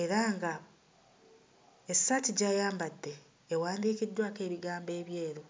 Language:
Ganda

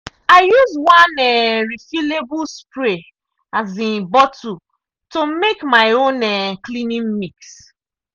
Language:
Nigerian Pidgin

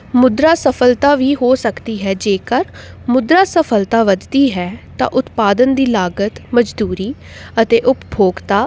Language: Punjabi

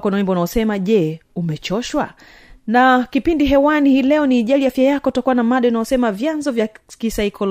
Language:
Swahili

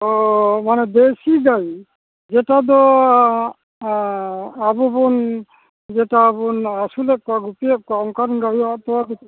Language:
Santali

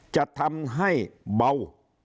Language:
Thai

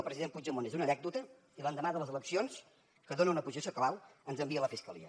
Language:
Catalan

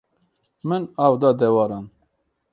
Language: Kurdish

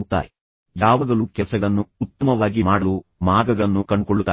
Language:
Kannada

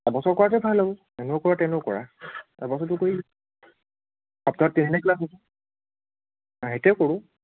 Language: Assamese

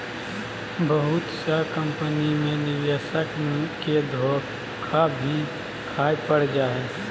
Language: Magahi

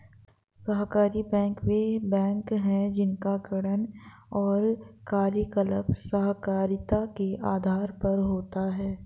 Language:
Hindi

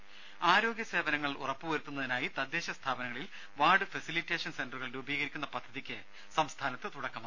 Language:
Malayalam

